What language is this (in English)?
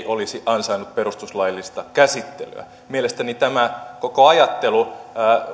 Finnish